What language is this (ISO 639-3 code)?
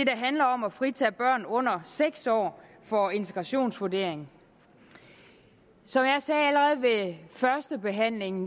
dan